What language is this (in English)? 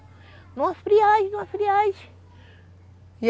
Portuguese